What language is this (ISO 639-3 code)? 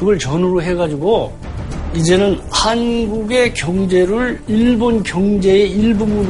kor